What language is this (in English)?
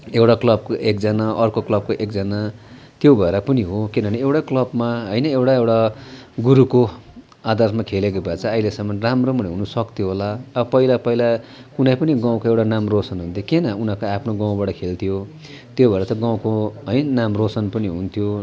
Nepali